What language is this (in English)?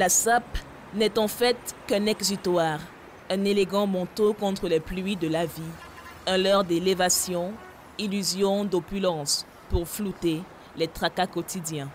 French